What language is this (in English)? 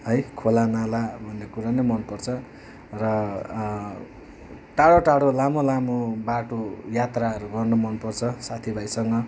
Nepali